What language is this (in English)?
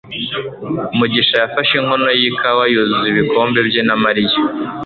Kinyarwanda